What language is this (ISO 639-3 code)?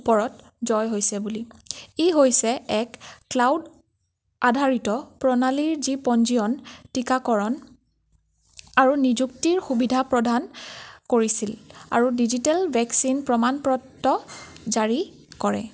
asm